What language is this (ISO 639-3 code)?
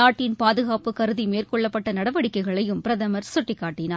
tam